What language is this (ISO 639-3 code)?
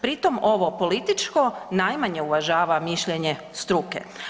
hrv